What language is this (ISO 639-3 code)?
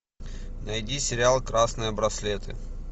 rus